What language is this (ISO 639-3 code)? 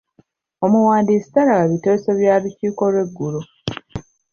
lug